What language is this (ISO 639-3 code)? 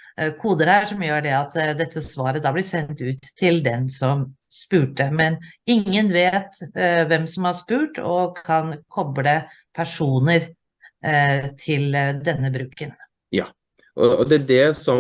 nor